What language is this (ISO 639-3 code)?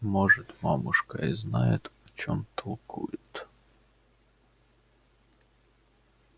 rus